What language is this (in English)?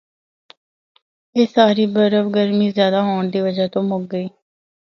Northern Hindko